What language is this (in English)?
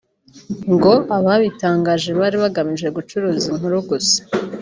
Kinyarwanda